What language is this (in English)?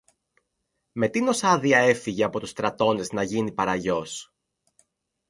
Greek